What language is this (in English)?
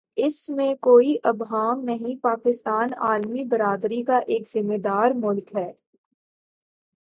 Urdu